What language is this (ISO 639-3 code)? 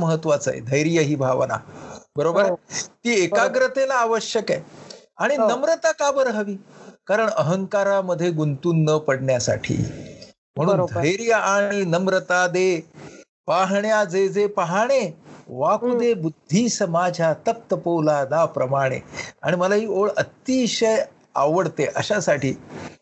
mar